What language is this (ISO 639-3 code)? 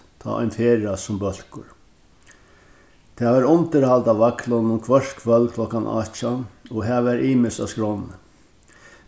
fao